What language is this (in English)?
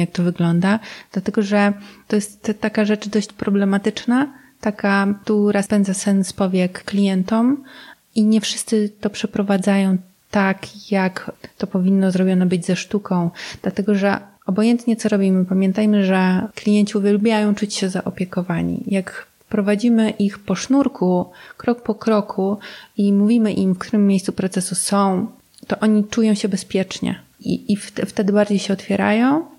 Polish